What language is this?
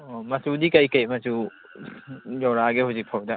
Manipuri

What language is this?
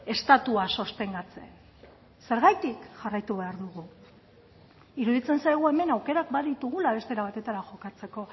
Basque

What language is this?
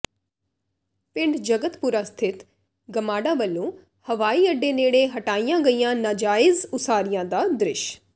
Punjabi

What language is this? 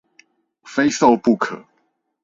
Chinese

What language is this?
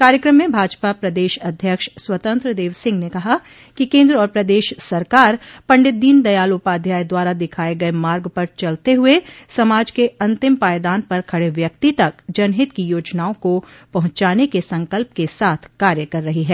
Hindi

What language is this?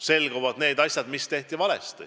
Estonian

